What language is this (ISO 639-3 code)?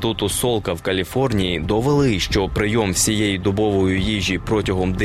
ukr